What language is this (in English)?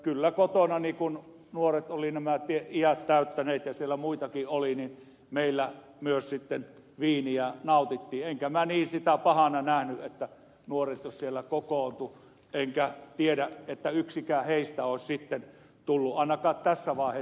Finnish